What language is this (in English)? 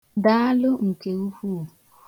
Igbo